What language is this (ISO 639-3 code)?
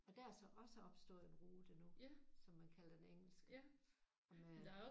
dan